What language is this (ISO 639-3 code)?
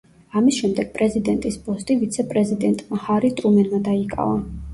kat